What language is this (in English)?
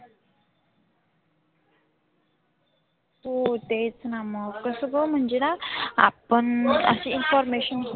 Marathi